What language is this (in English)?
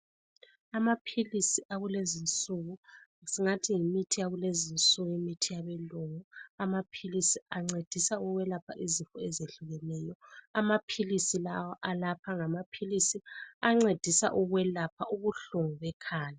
North Ndebele